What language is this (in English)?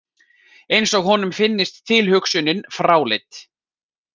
Icelandic